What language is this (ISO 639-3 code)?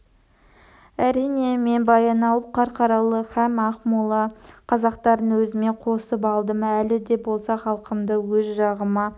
kaz